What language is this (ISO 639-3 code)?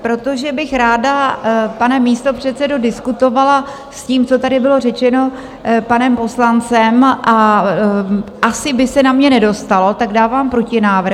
ces